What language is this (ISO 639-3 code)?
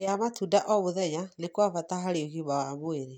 kik